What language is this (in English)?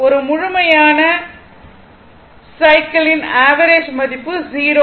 Tamil